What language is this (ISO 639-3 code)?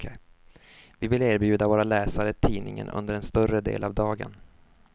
swe